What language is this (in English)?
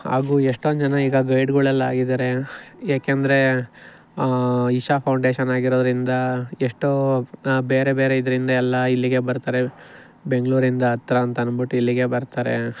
Kannada